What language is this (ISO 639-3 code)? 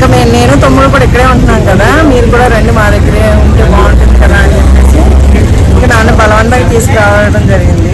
tel